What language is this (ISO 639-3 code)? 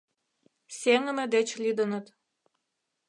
chm